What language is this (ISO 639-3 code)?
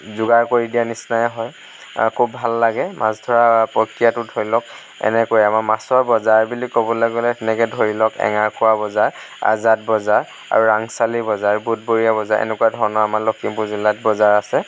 asm